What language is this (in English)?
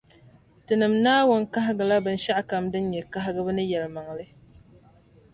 Dagbani